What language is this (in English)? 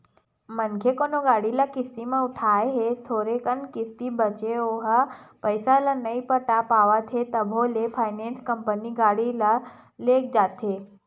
Chhattisgarhi